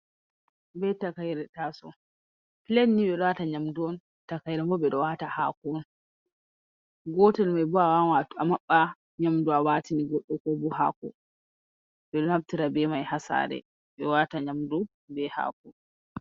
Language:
Fula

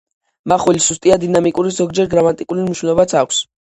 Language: Georgian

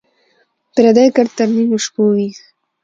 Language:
Pashto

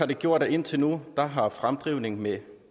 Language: Danish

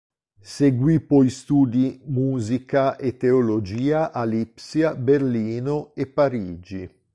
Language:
Italian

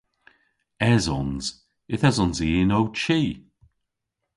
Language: Cornish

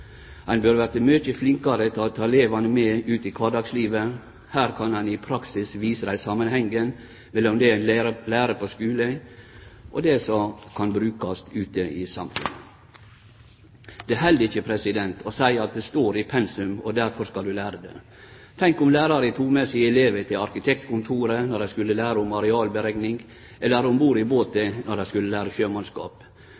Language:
Norwegian Nynorsk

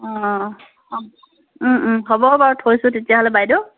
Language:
Assamese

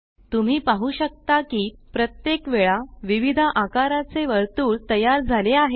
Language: Marathi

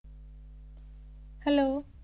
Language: Punjabi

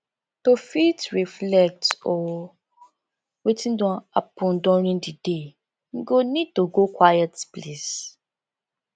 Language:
Nigerian Pidgin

